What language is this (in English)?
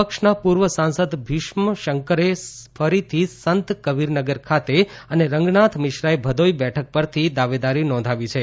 Gujarati